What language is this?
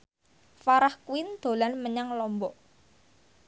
Javanese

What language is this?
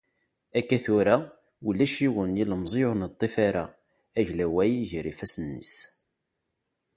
Kabyle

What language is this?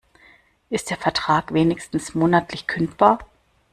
German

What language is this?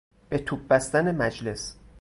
Persian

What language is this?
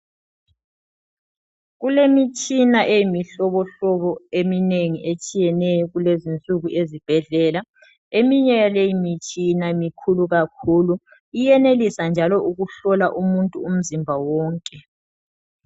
North Ndebele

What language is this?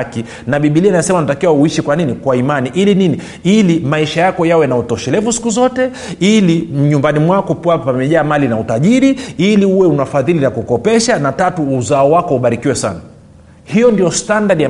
Swahili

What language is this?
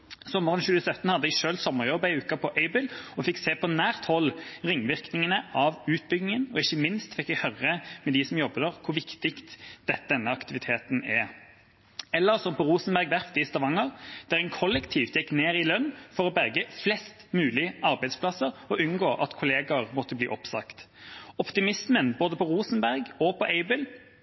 Norwegian Bokmål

